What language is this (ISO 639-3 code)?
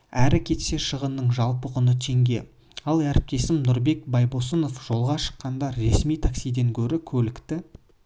kaz